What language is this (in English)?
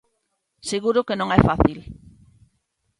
Galician